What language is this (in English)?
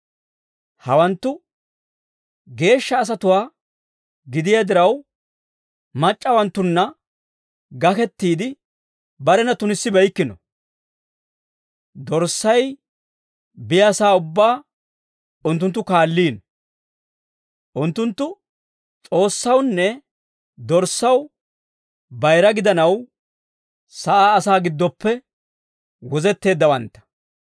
Dawro